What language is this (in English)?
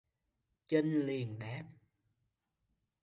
Vietnamese